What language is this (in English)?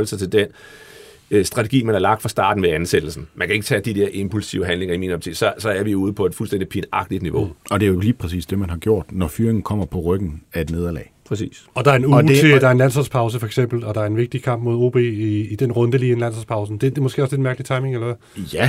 Danish